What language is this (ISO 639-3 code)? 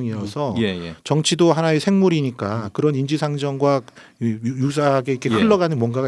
kor